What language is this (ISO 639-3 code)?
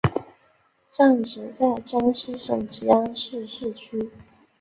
zho